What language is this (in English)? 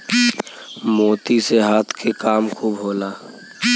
Bhojpuri